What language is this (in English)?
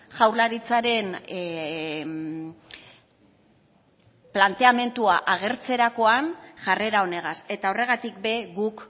Basque